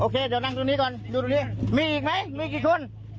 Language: Thai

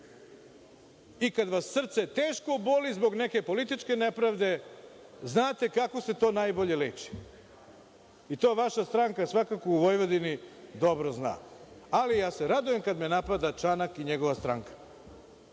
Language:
Serbian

